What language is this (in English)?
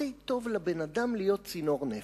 Hebrew